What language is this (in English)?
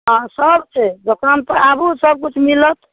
Maithili